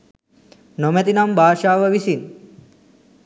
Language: Sinhala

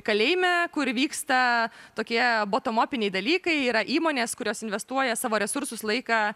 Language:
Lithuanian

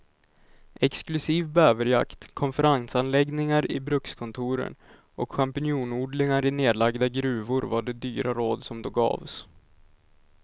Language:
Swedish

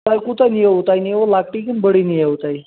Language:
Kashmiri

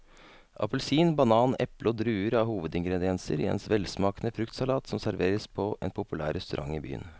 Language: Norwegian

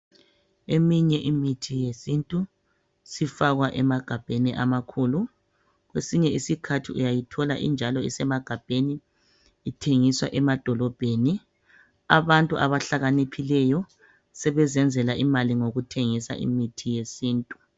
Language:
North Ndebele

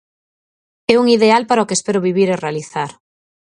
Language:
Galician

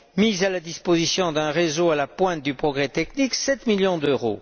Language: French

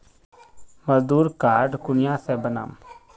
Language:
Magahi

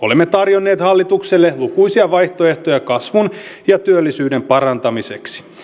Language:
Finnish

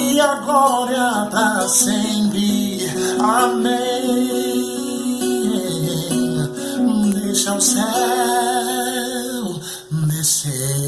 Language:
Portuguese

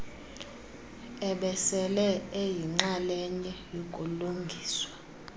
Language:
Xhosa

